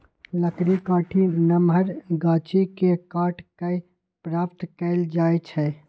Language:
Magahi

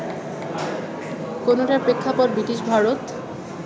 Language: Bangla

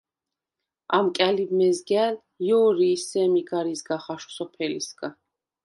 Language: Svan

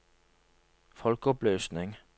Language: Norwegian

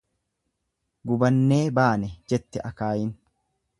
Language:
Oromo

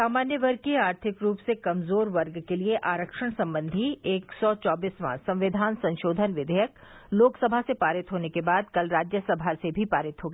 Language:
Hindi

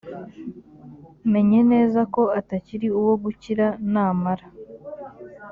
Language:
Kinyarwanda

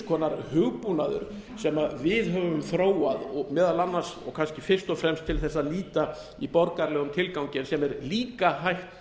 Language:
Icelandic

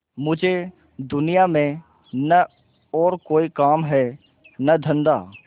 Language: Hindi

